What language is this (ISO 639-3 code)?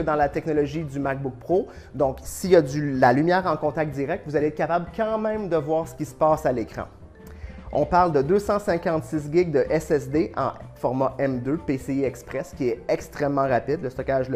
fra